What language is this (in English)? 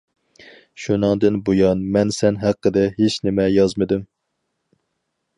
Uyghur